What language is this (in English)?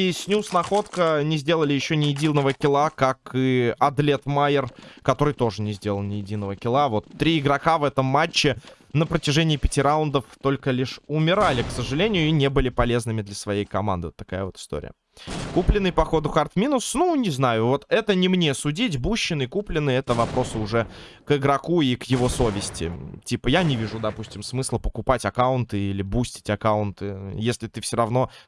Russian